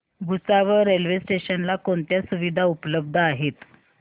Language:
Marathi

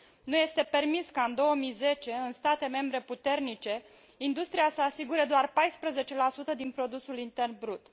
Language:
Romanian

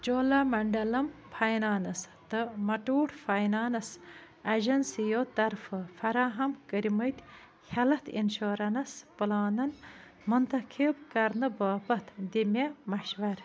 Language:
Kashmiri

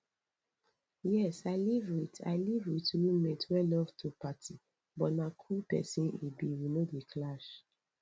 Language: Nigerian Pidgin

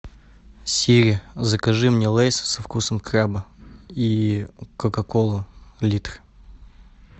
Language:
Russian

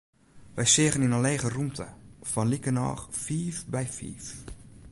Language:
Western Frisian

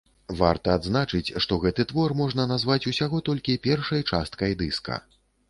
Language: Belarusian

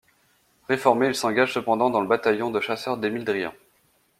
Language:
French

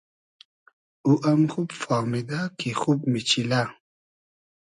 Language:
Hazaragi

